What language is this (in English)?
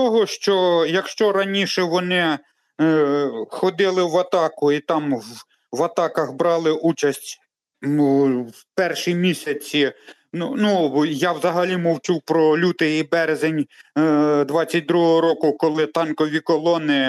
Ukrainian